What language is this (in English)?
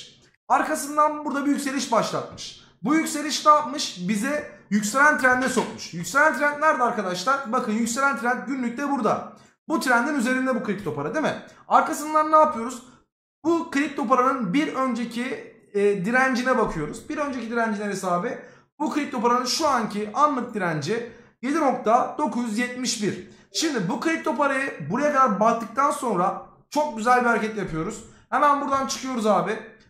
Turkish